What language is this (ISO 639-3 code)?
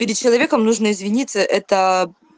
rus